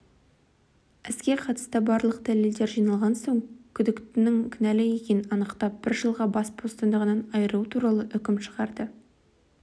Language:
Kazakh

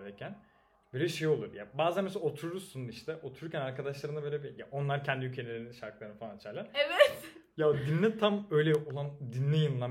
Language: Turkish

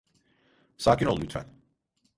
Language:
Turkish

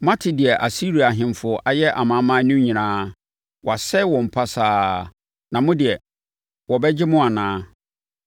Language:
Akan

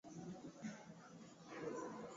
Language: Swahili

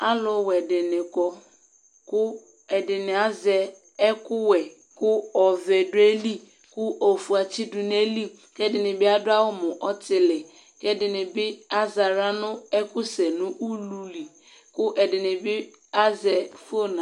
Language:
Ikposo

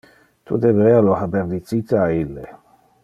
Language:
Interlingua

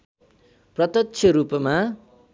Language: Nepali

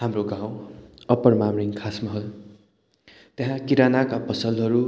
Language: Nepali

